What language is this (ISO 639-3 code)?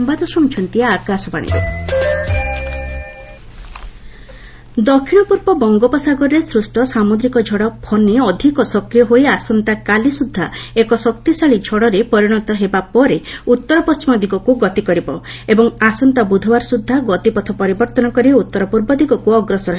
ori